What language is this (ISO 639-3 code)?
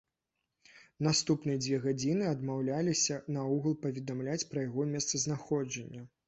bel